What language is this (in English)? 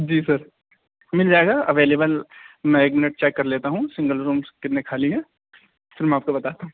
Urdu